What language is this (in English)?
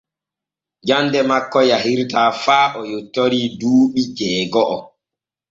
Borgu Fulfulde